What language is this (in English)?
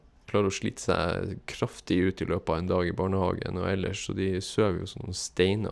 Norwegian